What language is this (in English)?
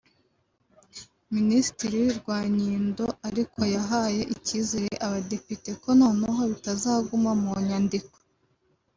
Kinyarwanda